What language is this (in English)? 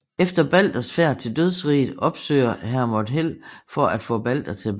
Danish